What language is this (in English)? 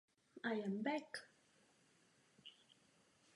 Czech